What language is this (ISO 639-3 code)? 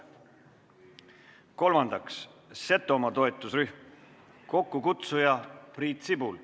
est